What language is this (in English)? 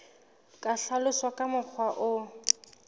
Southern Sotho